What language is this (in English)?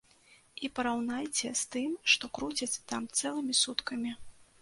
Belarusian